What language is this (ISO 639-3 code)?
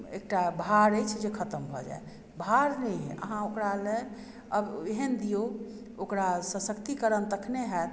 mai